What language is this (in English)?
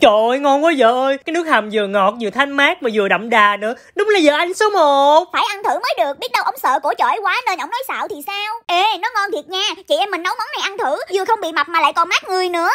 Vietnamese